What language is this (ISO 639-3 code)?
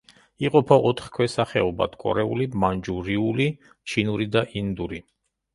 kat